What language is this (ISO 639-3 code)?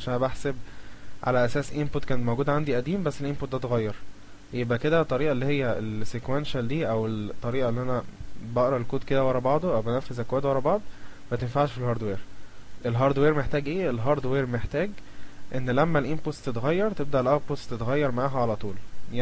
ara